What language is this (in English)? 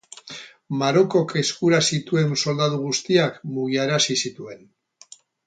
Basque